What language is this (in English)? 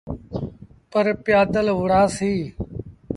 Sindhi Bhil